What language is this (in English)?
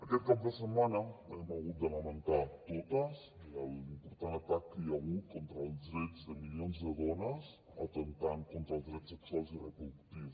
Catalan